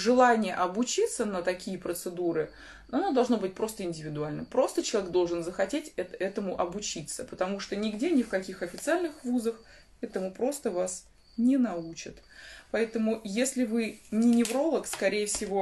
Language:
Russian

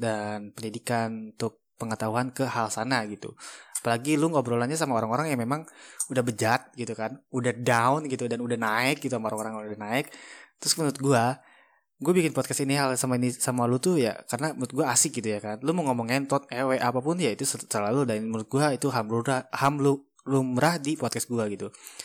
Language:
Indonesian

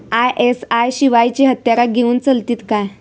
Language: Marathi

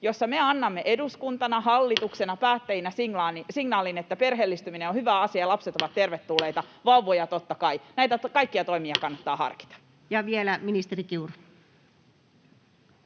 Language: Finnish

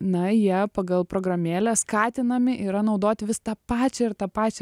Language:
Lithuanian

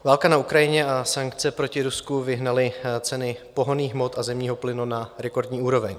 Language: Czech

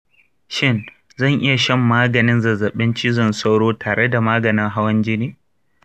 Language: Hausa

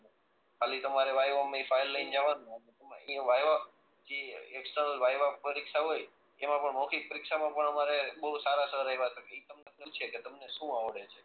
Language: Gujarati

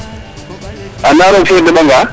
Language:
Serer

